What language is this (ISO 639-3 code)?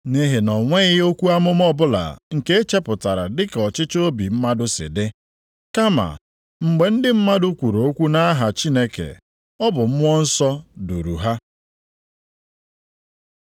ibo